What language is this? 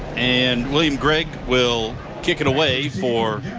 English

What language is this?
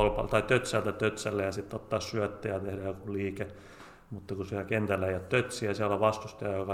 Finnish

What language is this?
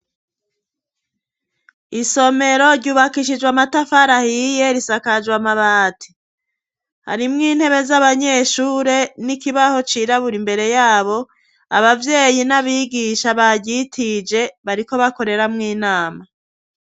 Rundi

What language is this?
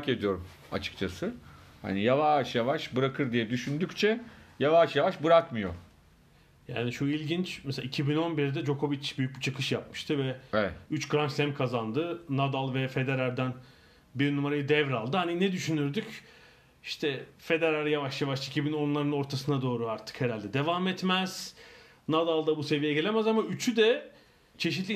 Turkish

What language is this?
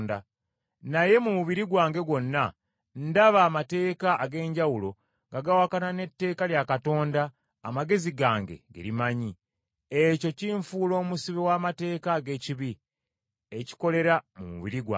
Ganda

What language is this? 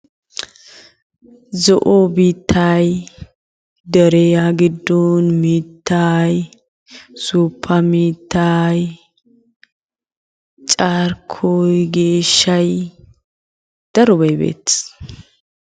Wolaytta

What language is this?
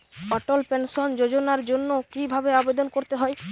Bangla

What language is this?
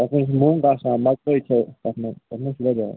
Kashmiri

